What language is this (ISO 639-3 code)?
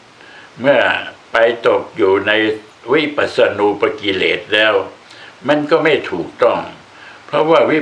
tha